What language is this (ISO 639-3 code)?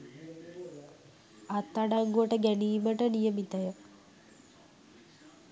sin